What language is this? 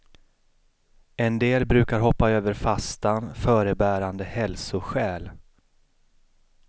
Swedish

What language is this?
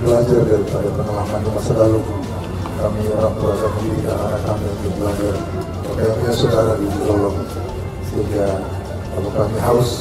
Indonesian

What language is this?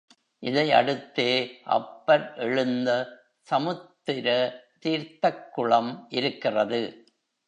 Tamil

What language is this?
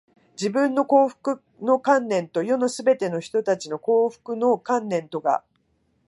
Japanese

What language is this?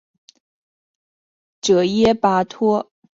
Chinese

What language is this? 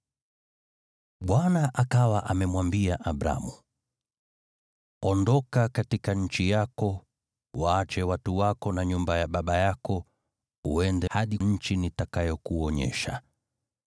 Swahili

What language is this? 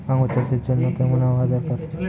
Bangla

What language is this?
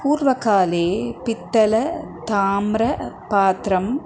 Sanskrit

